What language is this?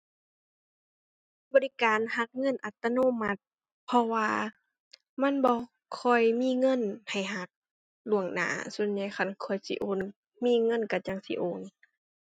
Thai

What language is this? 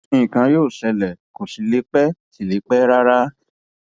Yoruba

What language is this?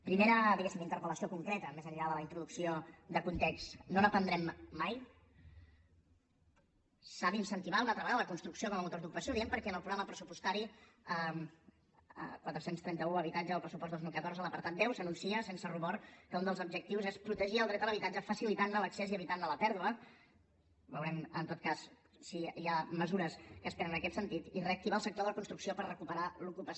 Catalan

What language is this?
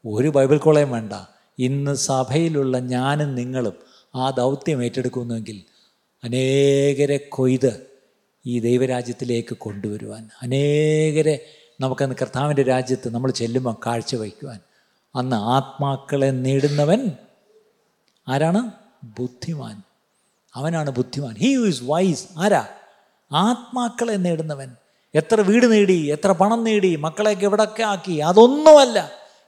Malayalam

